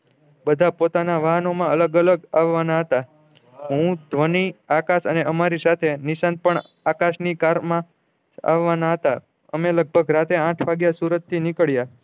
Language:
Gujarati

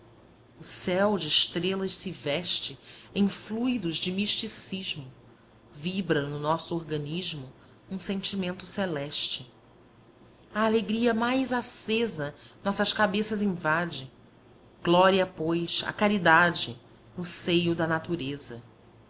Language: Portuguese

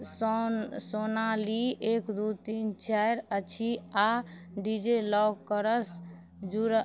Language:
Maithili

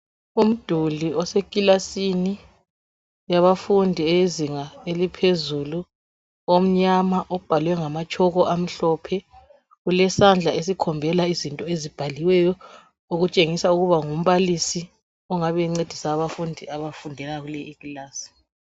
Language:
North Ndebele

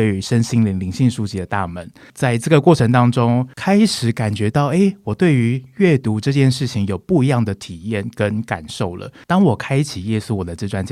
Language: Chinese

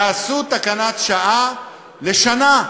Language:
Hebrew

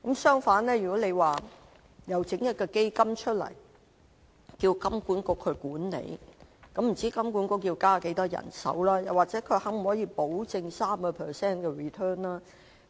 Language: Cantonese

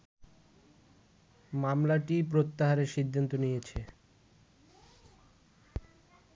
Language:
Bangla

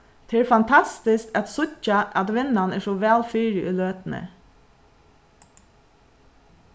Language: Faroese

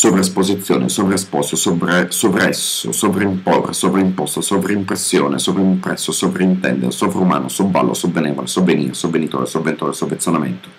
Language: Italian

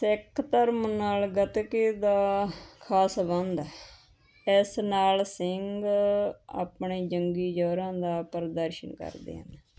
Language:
Punjabi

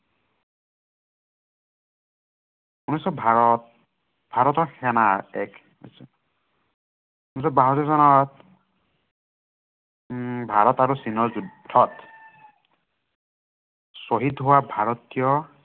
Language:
Assamese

